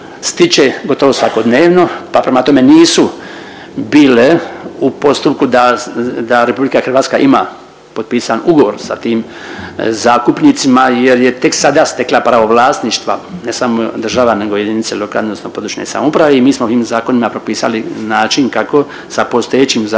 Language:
Croatian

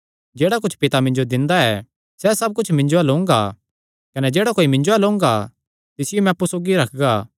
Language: Kangri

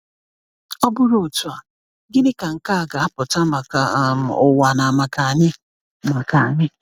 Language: Igbo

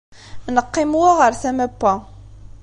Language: Kabyle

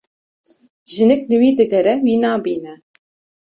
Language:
Kurdish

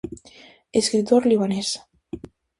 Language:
Galician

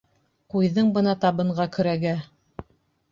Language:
Bashkir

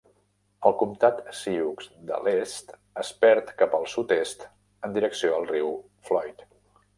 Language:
Catalan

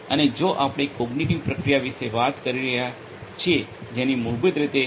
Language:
Gujarati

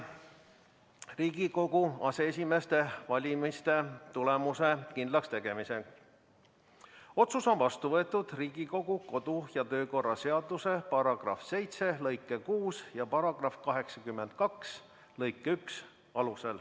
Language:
Estonian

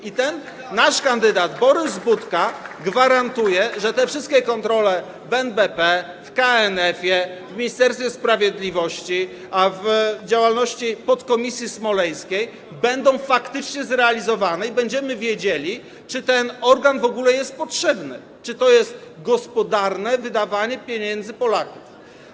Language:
Polish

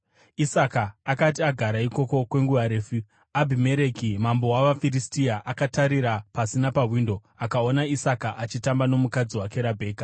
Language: Shona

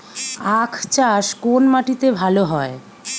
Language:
Bangla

